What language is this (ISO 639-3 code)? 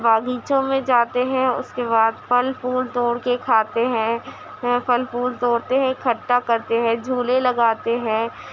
urd